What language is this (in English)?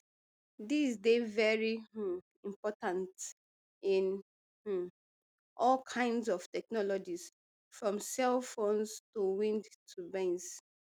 Nigerian Pidgin